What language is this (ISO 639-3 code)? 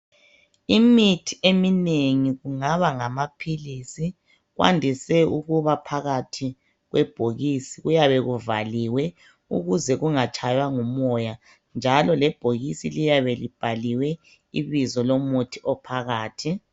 nde